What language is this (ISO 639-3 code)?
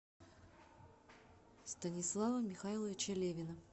rus